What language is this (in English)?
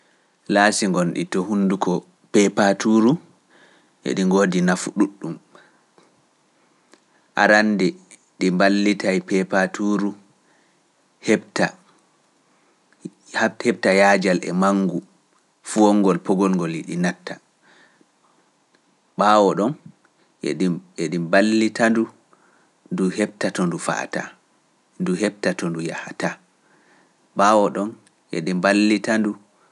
Pular